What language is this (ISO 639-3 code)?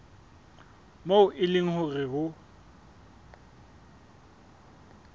sot